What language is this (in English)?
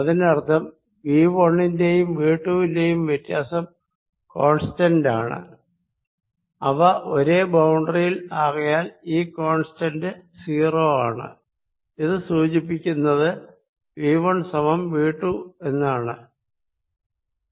Malayalam